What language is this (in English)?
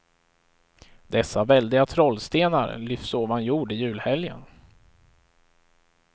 Swedish